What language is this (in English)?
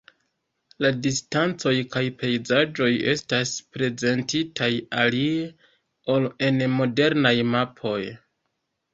Esperanto